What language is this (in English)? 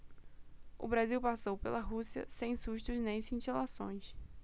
Portuguese